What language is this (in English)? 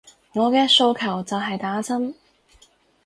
Cantonese